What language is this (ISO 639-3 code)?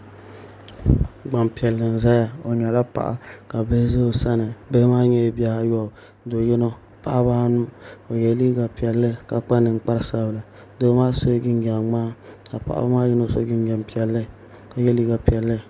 dag